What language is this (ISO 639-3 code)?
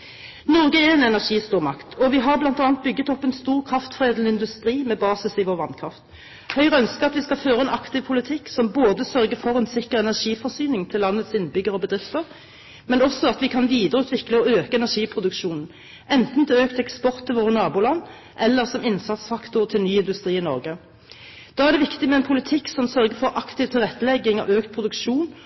nob